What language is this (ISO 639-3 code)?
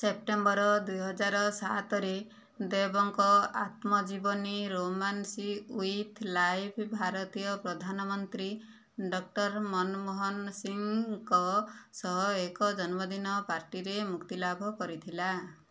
ori